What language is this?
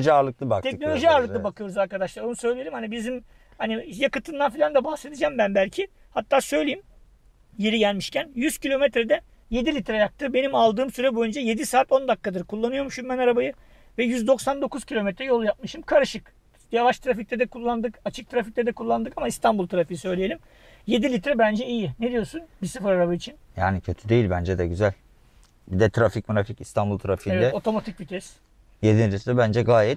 Turkish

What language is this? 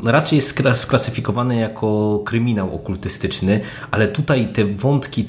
Polish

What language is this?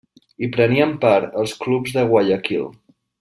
Catalan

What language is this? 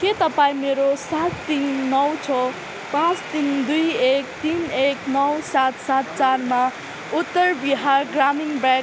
Nepali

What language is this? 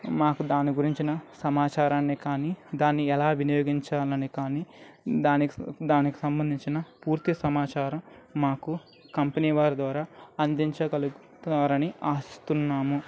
Telugu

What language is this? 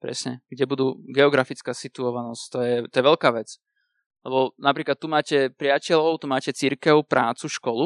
Slovak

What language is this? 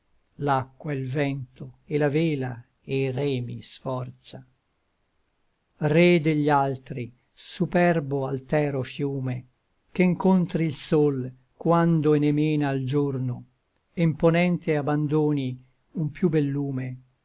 Italian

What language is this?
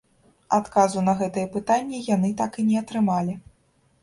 Belarusian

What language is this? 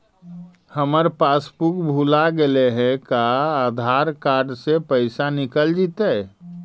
Magahi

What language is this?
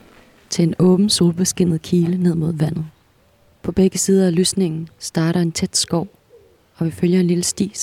Danish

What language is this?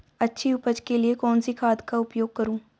Hindi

